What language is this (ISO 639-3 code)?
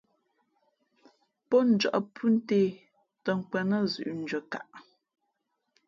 fmp